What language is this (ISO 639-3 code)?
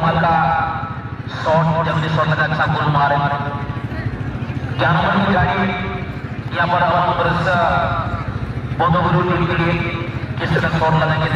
ind